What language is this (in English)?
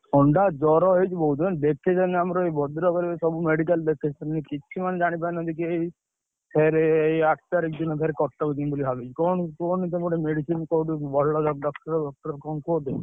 Odia